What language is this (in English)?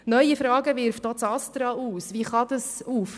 Swiss German